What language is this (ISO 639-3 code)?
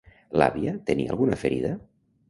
cat